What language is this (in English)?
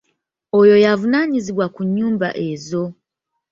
Ganda